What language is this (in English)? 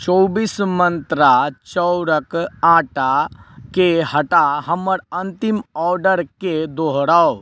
Maithili